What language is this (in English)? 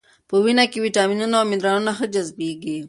Pashto